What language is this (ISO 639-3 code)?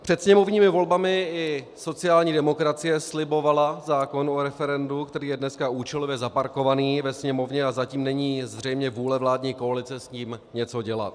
ces